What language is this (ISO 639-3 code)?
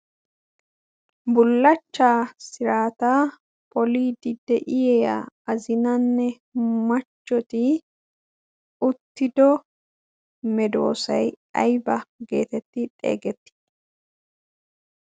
wal